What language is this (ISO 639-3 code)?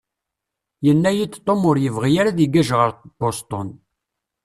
kab